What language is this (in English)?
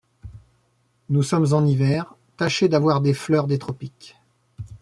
French